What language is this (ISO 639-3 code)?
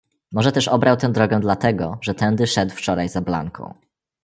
pol